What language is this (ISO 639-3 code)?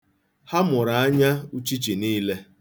ibo